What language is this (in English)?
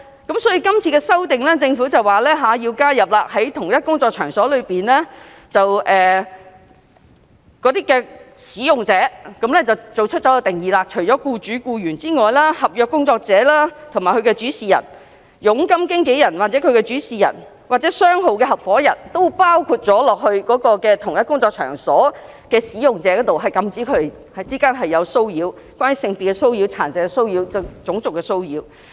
Cantonese